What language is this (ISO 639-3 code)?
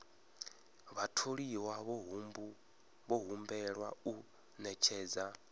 ven